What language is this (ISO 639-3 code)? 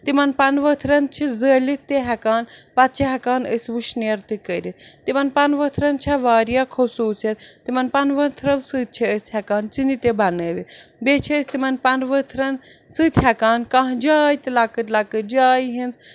kas